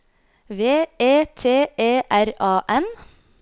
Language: Norwegian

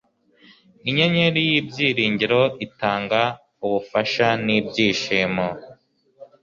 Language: Kinyarwanda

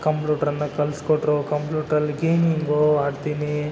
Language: Kannada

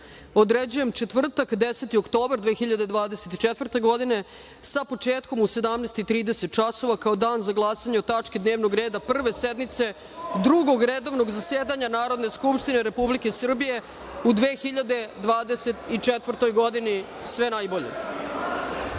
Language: Serbian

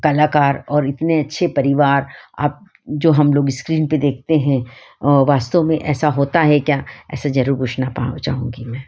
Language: Hindi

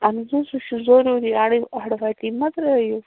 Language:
Kashmiri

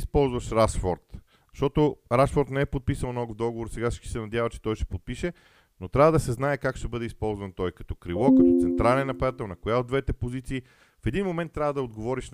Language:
Bulgarian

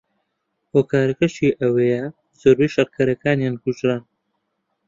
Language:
Central Kurdish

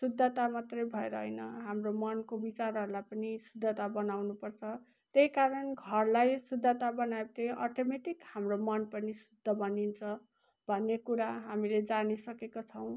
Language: Nepali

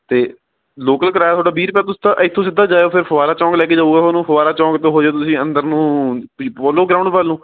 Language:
Punjabi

